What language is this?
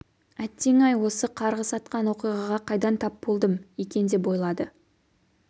Kazakh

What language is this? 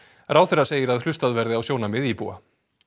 Icelandic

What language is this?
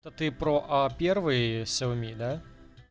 Russian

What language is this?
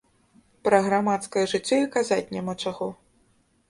Belarusian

